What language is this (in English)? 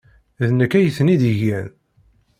Kabyle